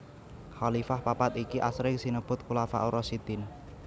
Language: Javanese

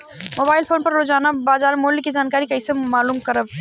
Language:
Bhojpuri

